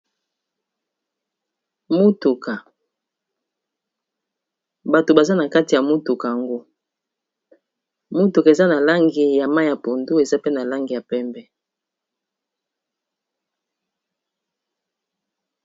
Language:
Lingala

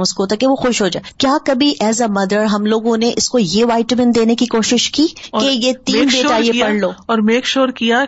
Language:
Urdu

